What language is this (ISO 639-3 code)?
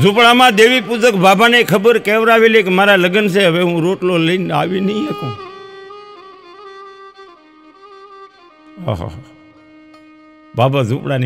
guj